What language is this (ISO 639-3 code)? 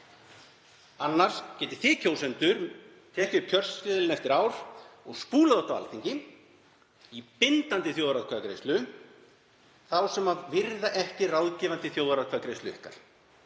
isl